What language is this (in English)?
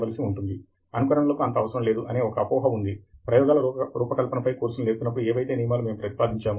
Telugu